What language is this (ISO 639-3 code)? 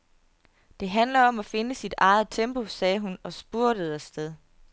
dan